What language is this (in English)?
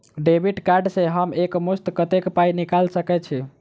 Maithili